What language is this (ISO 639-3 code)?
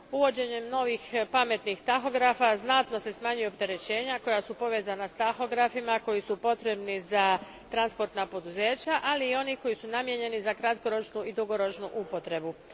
hrv